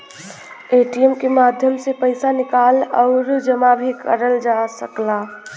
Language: Bhojpuri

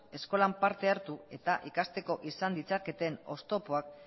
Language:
Basque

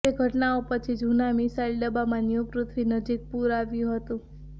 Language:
Gujarati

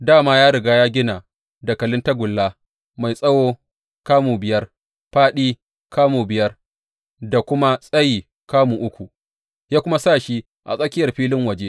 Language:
Hausa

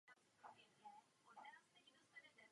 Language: Czech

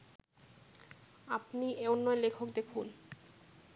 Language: Bangla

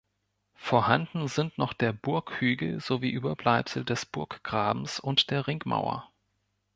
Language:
German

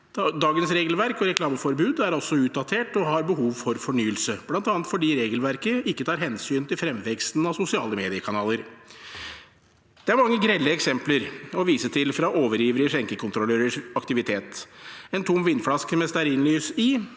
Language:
Norwegian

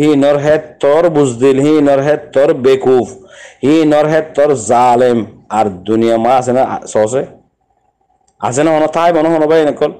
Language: Bangla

